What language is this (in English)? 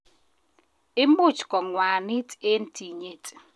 Kalenjin